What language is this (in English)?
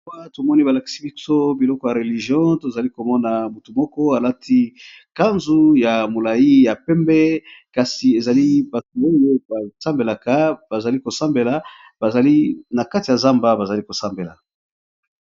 Lingala